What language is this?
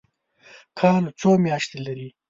Pashto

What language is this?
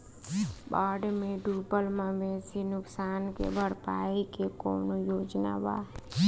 Bhojpuri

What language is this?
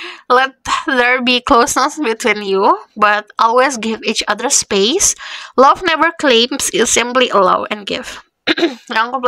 Indonesian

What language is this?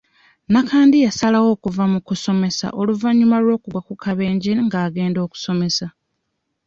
Ganda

